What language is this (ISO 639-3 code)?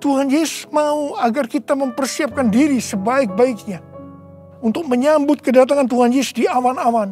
ind